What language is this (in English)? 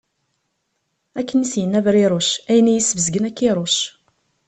Kabyle